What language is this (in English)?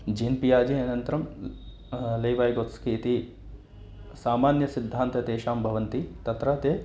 Sanskrit